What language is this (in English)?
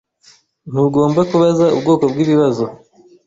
Kinyarwanda